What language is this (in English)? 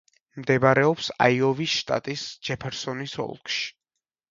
Georgian